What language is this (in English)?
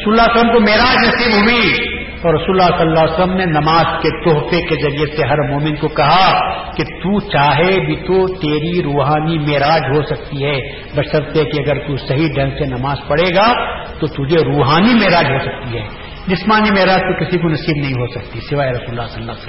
Urdu